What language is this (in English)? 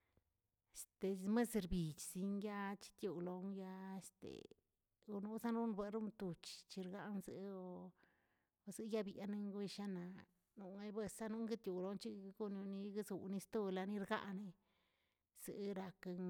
Tilquiapan Zapotec